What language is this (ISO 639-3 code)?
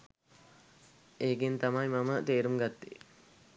sin